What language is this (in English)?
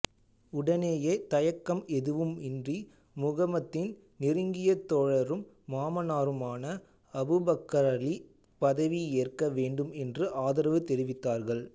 Tamil